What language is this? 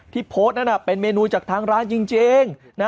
Thai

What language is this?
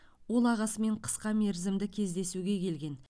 Kazakh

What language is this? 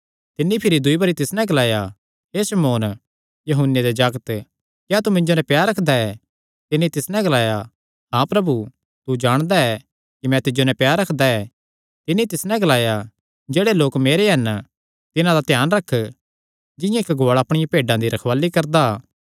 Kangri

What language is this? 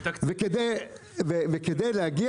Hebrew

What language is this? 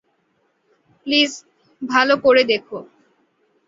Bangla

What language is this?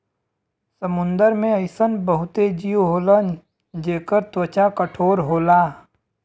Bhojpuri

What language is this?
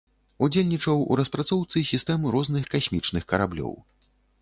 Belarusian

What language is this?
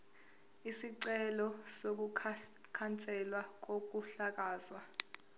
Zulu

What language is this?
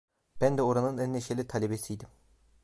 Turkish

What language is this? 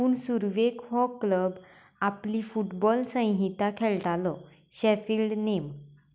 Konkani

